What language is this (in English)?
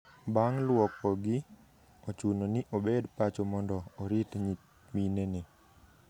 Luo (Kenya and Tanzania)